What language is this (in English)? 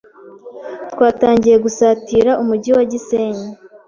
Kinyarwanda